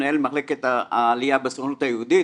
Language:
Hebrew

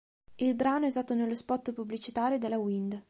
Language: Italian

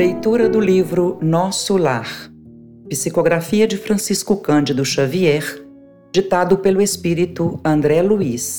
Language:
Portuguese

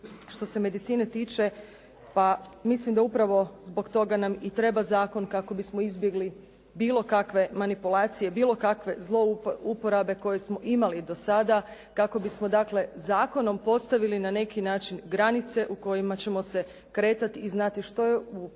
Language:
Croatian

